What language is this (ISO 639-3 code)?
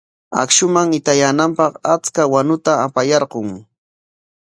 qwa